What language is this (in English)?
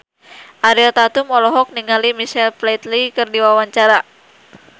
Sundanese